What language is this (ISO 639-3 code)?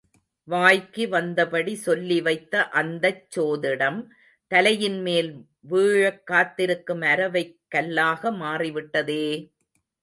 tam